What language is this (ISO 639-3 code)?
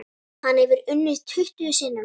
isl